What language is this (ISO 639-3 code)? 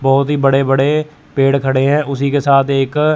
hin